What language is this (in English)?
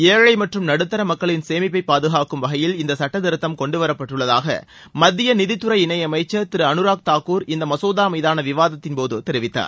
Tamil